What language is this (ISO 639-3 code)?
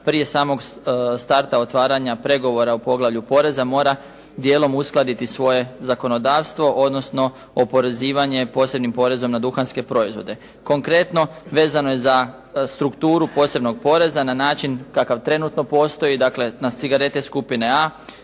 hrv